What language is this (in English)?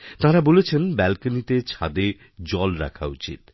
Bangla